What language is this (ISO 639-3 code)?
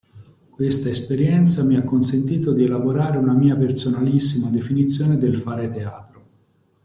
ita